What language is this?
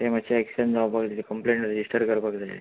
Konkani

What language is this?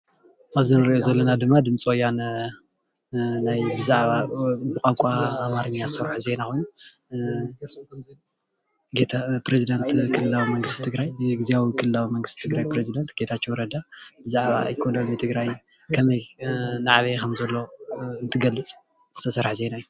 Tigrinya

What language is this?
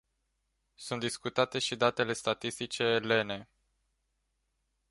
Romanian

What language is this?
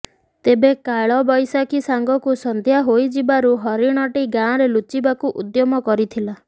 Odia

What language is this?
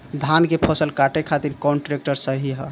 Bhojpuri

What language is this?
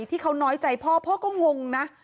Thai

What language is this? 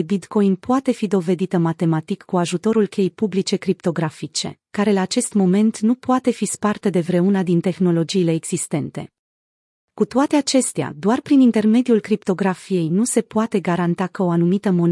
Romanian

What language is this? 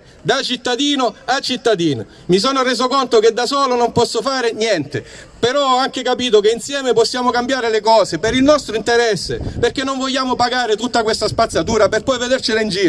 Italian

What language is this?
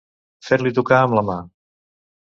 Catalan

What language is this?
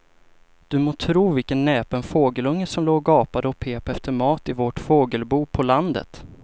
Swedish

